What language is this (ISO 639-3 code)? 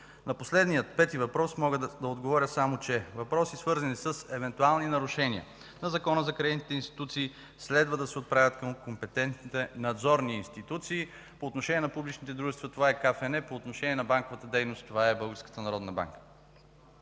bul